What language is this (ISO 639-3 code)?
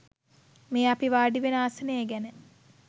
sin